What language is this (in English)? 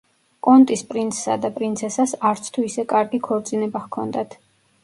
Georgian